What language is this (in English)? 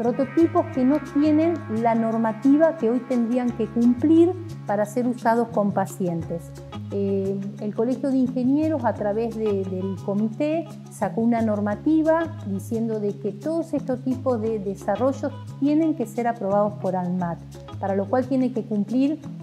Spanish